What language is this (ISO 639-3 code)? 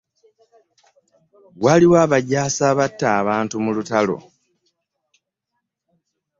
lug